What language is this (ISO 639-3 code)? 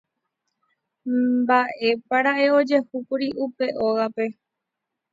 grn